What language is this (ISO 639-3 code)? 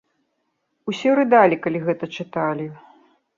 bel